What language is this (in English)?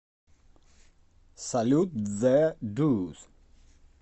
Russian